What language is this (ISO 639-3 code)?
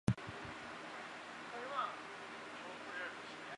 zho